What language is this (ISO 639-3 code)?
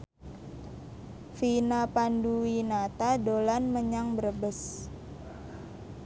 jav